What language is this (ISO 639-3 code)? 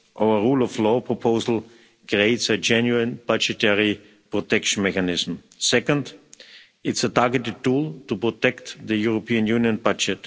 eng